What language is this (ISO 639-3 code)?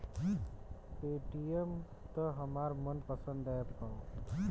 bho